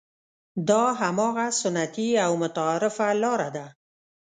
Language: Pashto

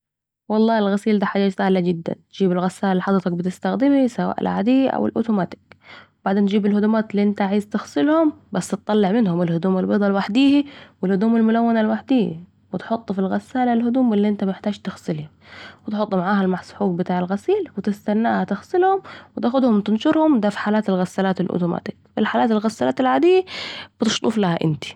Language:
Saidi Arabic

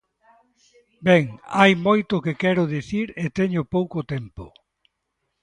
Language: Galician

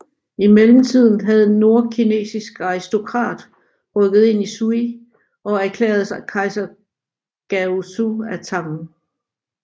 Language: Danish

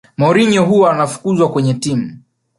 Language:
Swahili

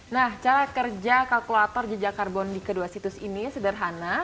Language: Indonesian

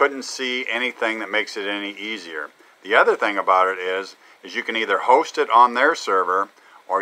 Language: English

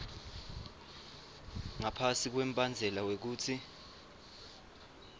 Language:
Swati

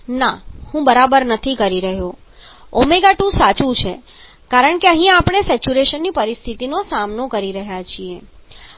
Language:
Gujarati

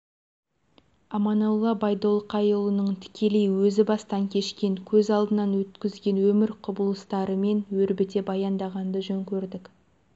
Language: Kazakh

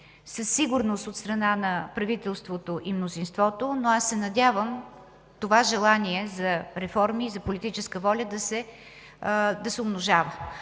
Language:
Bulgarian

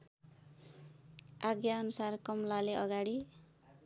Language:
Nepali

